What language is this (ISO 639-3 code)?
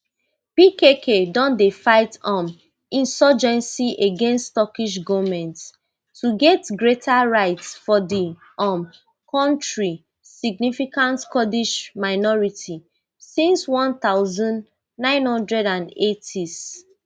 pcm